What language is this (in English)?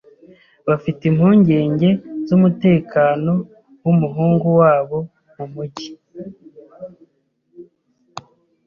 Kinyarwanda